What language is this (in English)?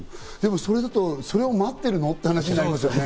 Japanese